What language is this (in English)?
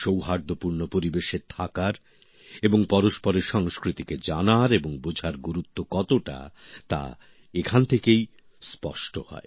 Bangla